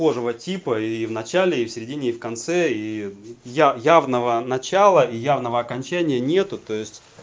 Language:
Russian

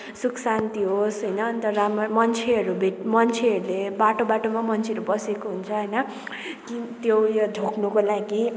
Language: Nepali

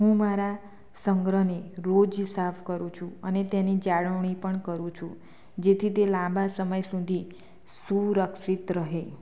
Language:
Gujarati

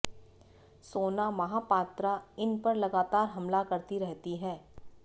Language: Hindi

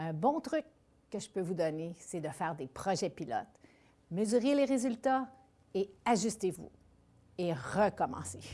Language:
French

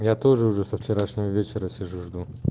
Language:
Russian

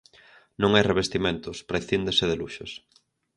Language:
Galician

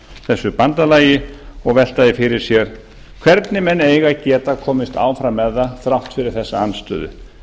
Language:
Icelandic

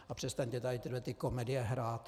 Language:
Czech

